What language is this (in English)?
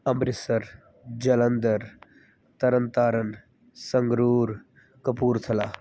Punjabi